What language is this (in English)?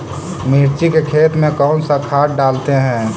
Magahi